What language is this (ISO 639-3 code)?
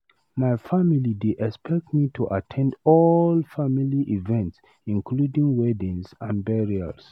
pcm